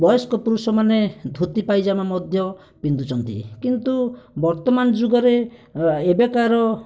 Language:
Odia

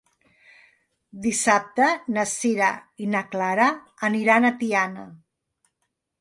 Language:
Catalan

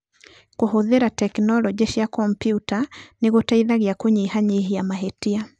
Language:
Kikuyu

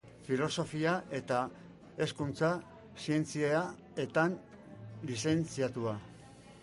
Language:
Basque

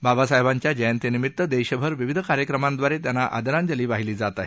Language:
Marathi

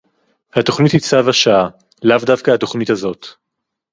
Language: Hebrew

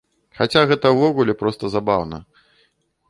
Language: Belarusian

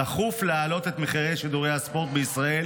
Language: Hebrew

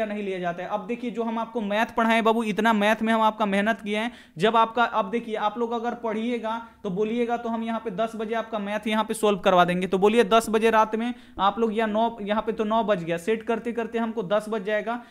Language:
Hindi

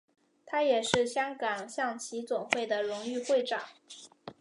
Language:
Chinese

